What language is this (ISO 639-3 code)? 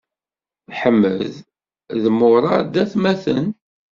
kab